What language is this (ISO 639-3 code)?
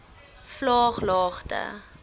afr